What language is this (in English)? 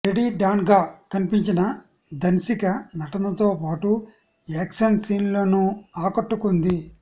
Telugu